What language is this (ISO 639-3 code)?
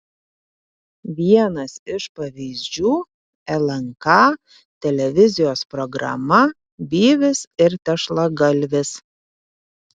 lit